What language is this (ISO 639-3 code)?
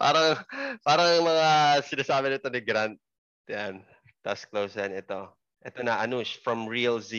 fil